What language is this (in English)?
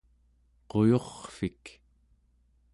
Central Yupik